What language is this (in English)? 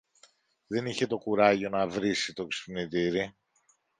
Greek